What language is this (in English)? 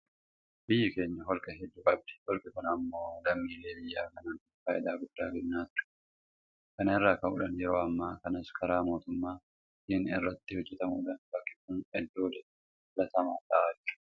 Oromo